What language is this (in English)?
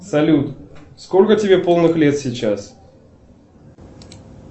Russian